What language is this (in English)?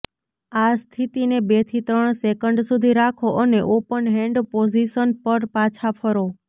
Gujarati